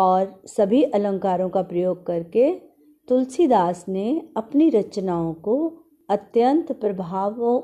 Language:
Hindi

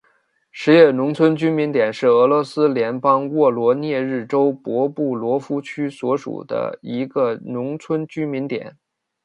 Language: Chinese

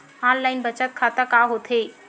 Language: Chhattisgarhi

